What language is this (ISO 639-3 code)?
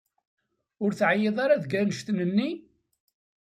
kab